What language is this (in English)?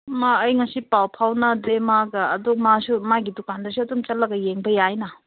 Manipuri